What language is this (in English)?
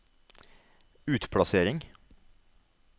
Norwegian